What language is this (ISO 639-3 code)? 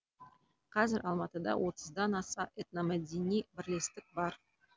kaz